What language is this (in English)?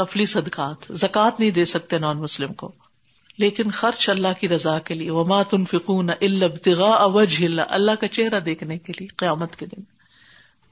Urdu